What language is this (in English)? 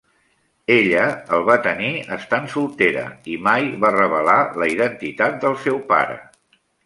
Catalan